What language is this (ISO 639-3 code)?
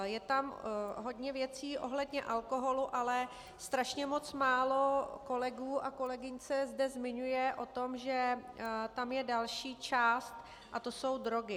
ces